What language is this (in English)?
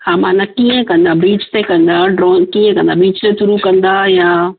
Sindhi